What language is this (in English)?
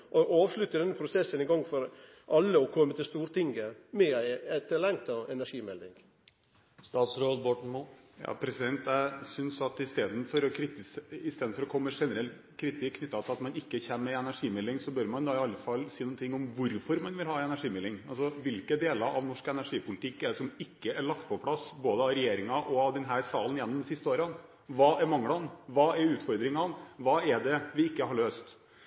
Norwegian